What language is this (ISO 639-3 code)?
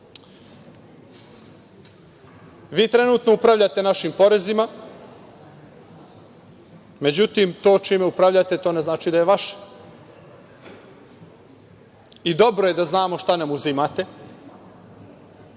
srp